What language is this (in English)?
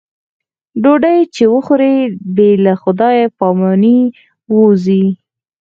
Pashto